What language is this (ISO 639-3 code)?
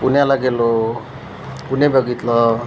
mar